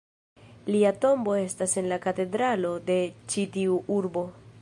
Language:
Esperanto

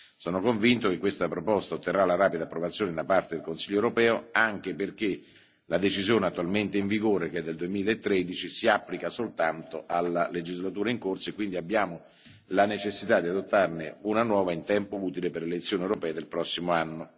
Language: Italian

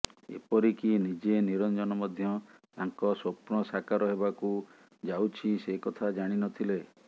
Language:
Odia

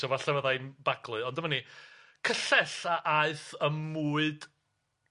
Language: Welsh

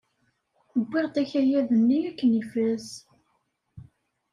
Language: Kabyle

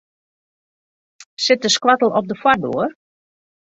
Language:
Western Frisian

